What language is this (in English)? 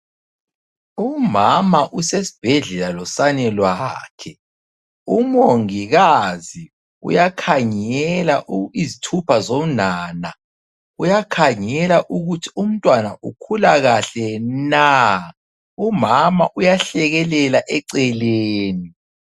North Ndebele